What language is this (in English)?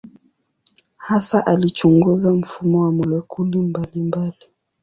Swahili